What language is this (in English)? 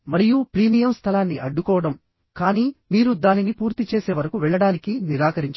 Telugu